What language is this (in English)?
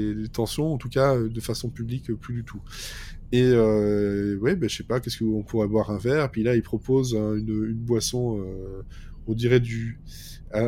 French